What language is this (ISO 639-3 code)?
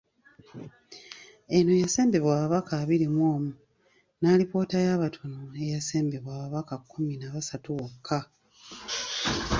lug